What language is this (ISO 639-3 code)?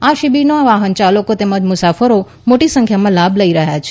guj